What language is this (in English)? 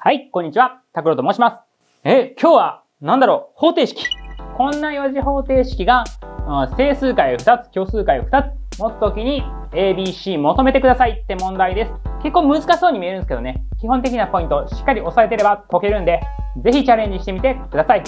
Japanese